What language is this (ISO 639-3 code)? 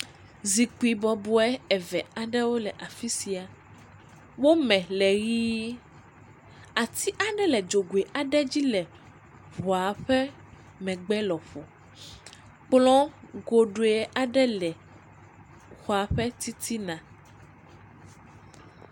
ewe